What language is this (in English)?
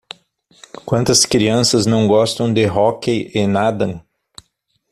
Portuguese